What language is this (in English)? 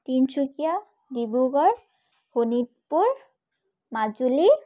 Assamese